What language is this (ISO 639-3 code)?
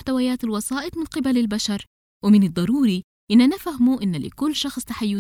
ara